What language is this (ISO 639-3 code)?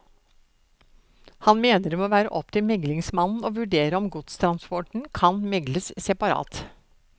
nor